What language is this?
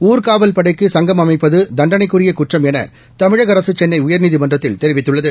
Tamil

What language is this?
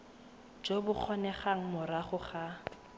Tswana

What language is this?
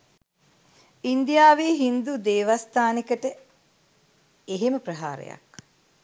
Sinhala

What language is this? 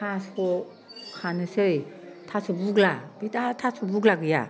Bodo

